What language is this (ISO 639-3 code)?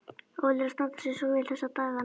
isl